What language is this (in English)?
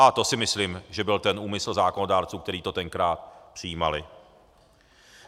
Czech